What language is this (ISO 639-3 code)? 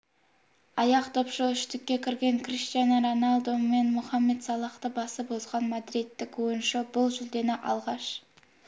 kaz